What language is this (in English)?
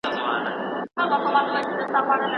Pashto